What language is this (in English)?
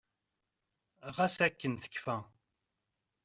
Kabyle